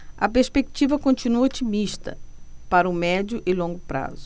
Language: Portuguese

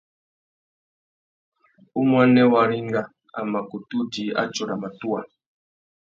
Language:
Tuki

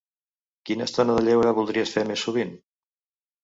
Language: Catalan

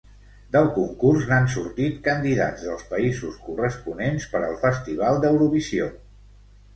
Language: Catalan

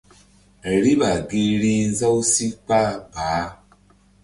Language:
Mbum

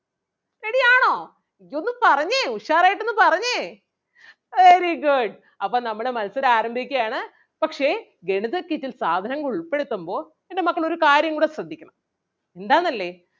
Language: Malayalam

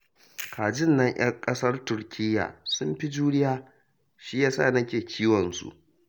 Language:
Hausa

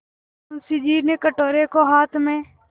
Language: Hindi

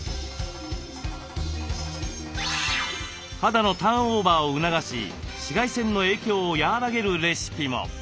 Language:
Japanese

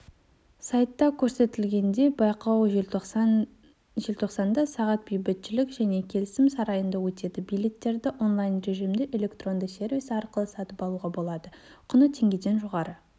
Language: Kazakh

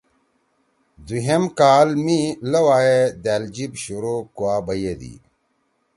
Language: Torwali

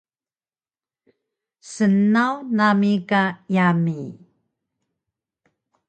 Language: Taroko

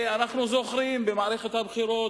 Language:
Hebrew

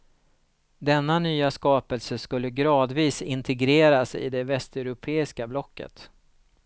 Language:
Swedish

